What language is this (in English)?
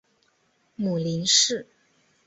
Chinese